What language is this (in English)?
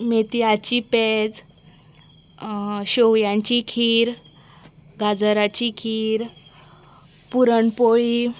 Konkani